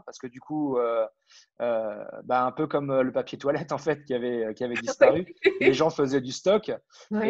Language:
French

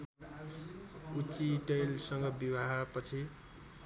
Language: Nepali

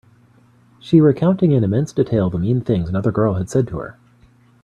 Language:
English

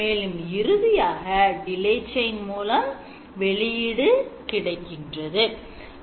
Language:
Tamil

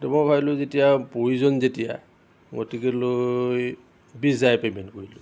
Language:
Assamese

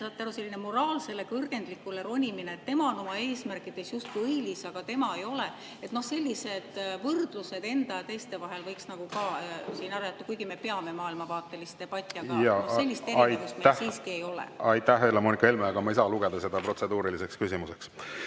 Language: Estonian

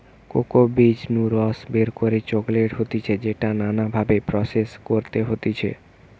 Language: Bangla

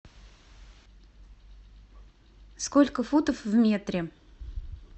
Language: Russian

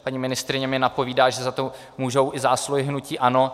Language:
Czech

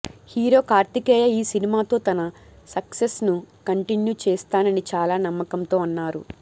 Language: Telugu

